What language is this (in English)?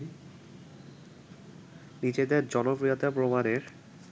Bangla